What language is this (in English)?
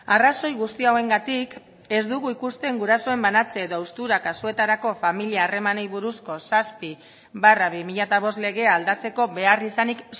Basque